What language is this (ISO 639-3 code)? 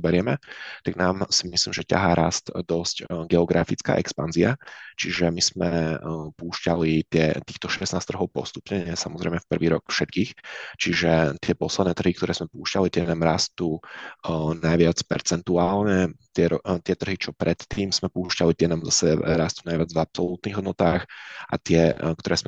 ces